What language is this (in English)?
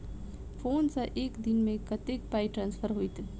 Maithili